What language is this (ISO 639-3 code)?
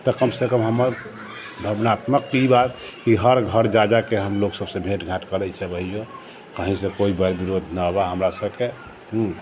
mai